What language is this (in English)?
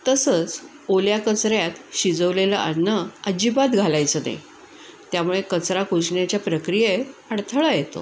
Marathi